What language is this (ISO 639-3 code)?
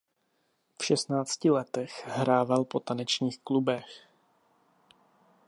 ces